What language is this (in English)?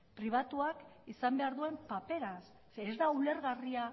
Basque